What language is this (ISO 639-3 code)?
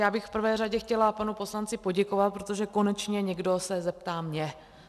ces